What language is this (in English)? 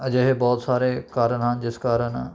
Punjabi